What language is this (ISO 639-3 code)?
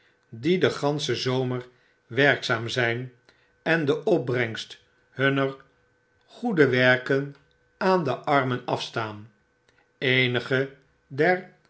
nld